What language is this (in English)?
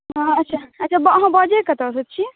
Maithili